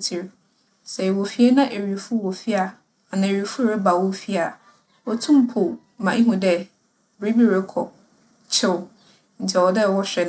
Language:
Akan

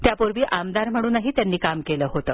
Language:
Marathi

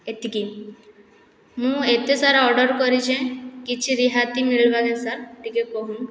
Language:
Odia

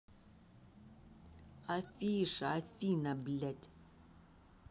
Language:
Russian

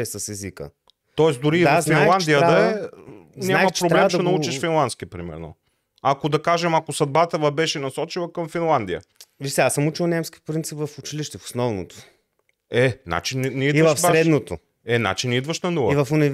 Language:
Bulgarian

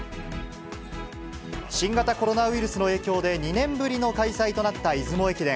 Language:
Japanese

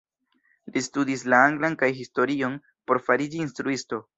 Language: Esperanto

